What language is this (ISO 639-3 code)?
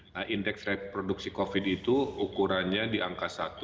ind